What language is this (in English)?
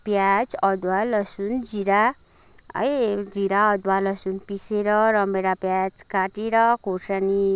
Nepali